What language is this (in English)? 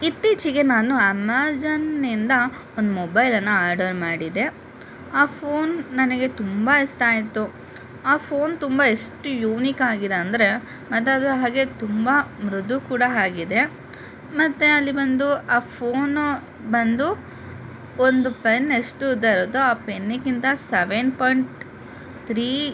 Kannada